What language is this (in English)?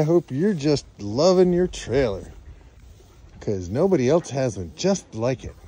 English